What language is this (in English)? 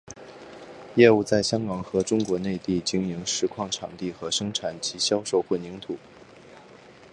Chinese